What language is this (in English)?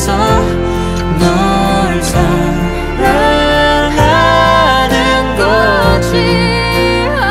Korean